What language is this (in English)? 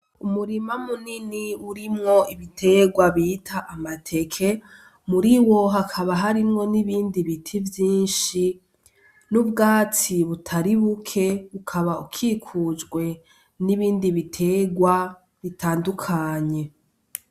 Rundi